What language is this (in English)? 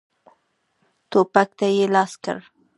Pashto